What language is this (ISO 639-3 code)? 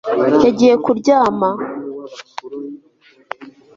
kin